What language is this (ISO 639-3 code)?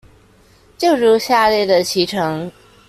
zho